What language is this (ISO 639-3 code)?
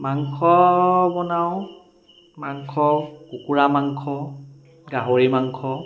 asm